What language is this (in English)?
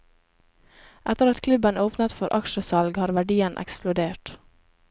Norwegian